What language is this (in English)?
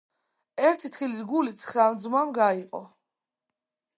Georgian